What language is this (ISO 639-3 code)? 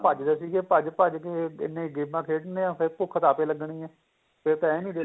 pan